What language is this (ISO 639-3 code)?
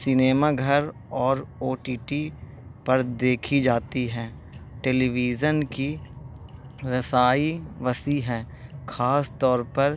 urd